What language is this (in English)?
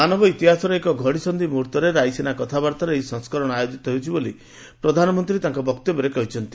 Odia